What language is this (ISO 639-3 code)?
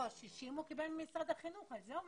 heb